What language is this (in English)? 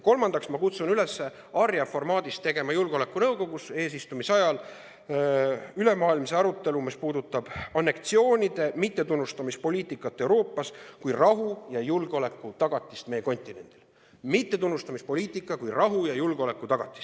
Estonian